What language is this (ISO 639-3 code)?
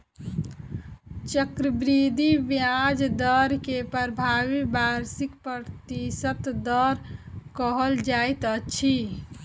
mai